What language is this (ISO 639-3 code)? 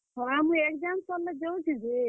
ori